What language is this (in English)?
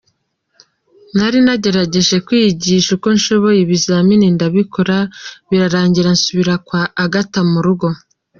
Kinyarwanda